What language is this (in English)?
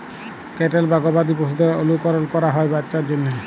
Bangla